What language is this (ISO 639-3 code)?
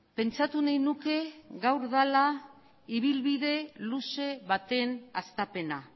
eus